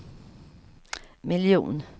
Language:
Swedish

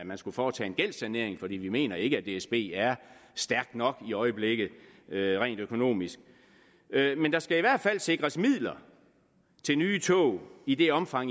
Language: Danish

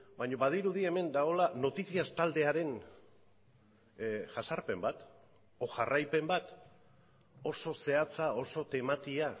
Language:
Basque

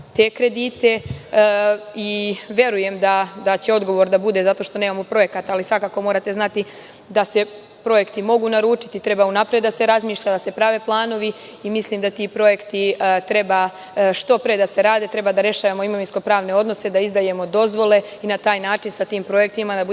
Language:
Serbian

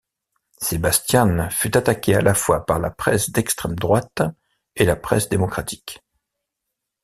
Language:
French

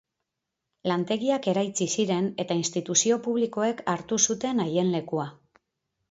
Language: Basque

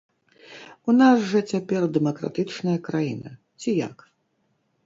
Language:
Belarusian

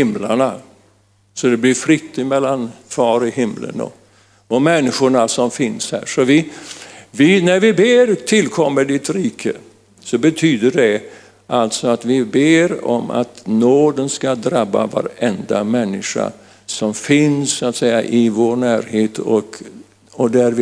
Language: Swedish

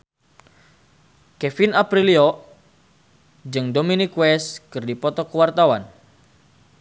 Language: Sundanese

